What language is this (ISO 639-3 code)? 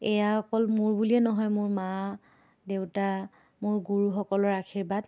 asm